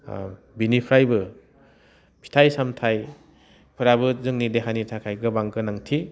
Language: Bodo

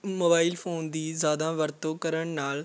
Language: Punjabi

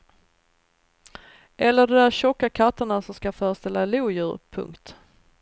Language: Swedish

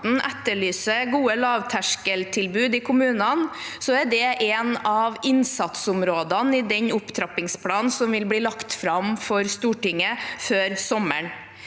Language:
Norwegian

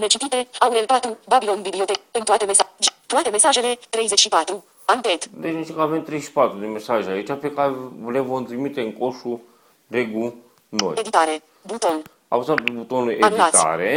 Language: Romanian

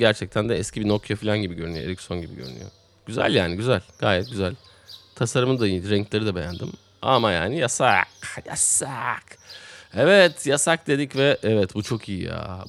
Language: Turkish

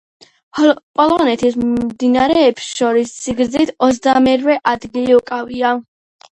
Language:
Georgian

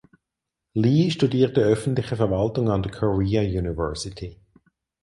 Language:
German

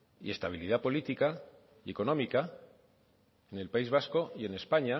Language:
Spanish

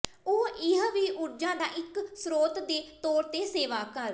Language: Punjabi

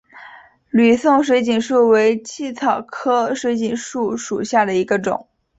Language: Chinese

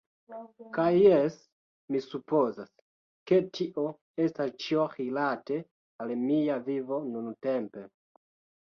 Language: Esperanto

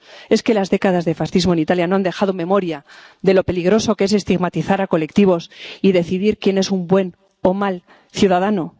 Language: Spanish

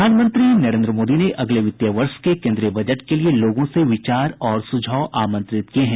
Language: Hindi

